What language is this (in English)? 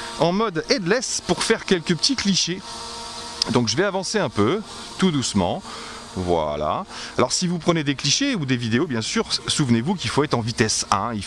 French